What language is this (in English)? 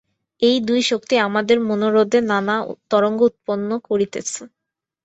Bangla